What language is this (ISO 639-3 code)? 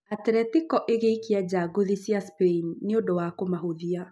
kik